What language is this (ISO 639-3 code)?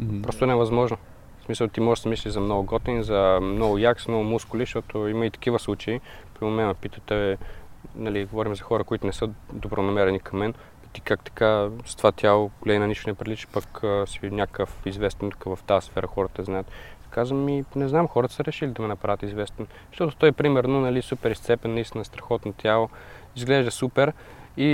bul